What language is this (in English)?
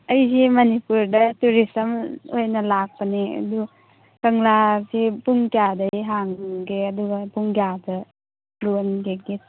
Manipuri